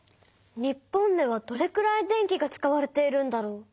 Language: Japanese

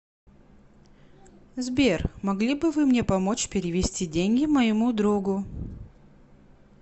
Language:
Russian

